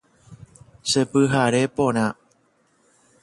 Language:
Guarani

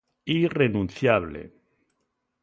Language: Galician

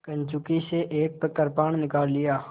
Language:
Hindi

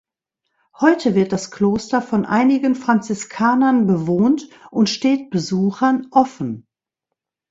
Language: German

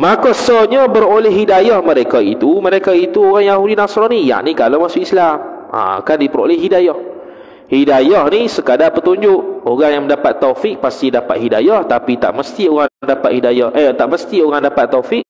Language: Malay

